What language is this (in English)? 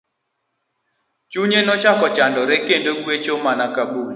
Luo (Kenya and Tanzania)